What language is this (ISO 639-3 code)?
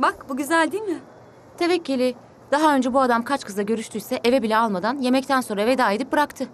tur